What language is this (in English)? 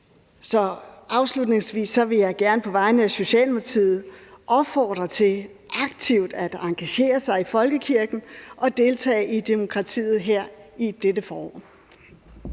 Danish